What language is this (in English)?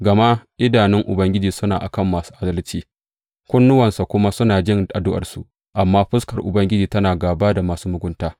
Hausa